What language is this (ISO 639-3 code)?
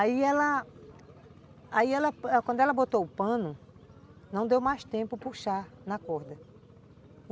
por